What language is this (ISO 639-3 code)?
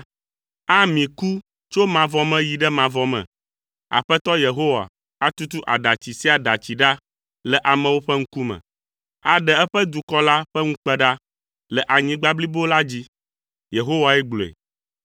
ewe